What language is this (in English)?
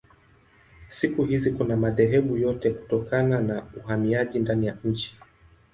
Swahili